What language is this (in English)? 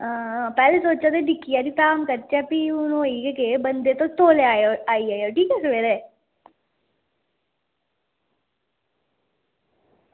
Dogri